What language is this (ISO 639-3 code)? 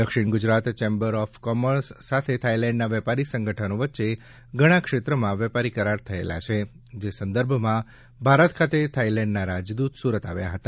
guj